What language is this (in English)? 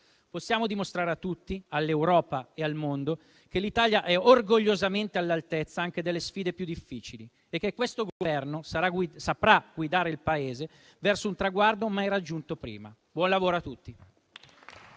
Italian